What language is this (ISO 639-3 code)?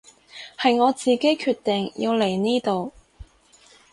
yue